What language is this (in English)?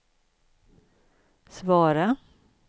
Swedish